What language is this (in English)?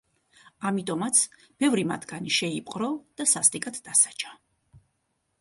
Georgian